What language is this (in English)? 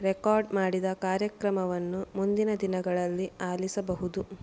Kannada